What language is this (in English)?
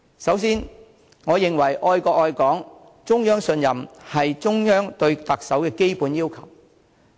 Cantonese